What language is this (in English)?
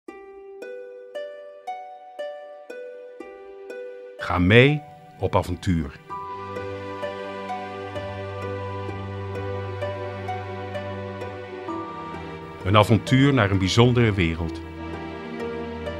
Dutch